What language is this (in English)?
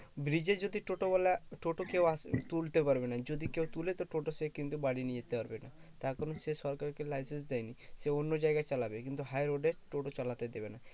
Bangla